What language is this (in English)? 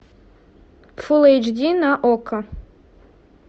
Russian